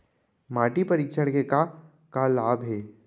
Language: Chhattisgarhi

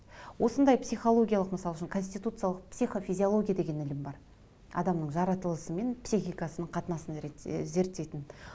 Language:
Kazakh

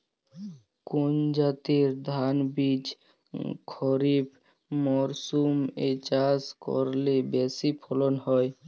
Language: Bangla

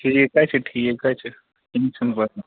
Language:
Kashmiri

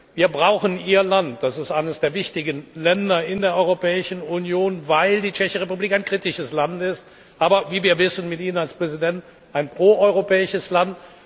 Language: German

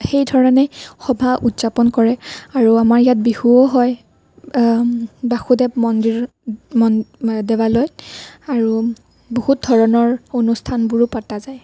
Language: Assamese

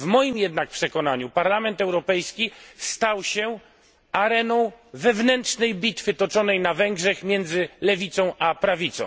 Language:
Polish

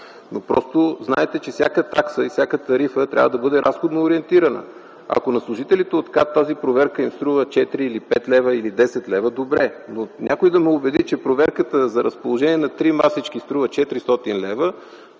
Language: Bulgarian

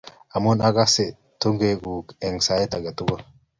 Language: Kalenjin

